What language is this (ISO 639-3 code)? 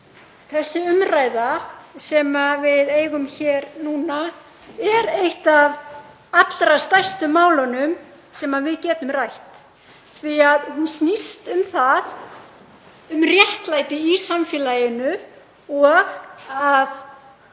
isl